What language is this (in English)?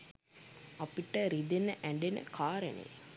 Sinhala